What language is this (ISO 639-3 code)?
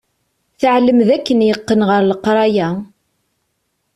kab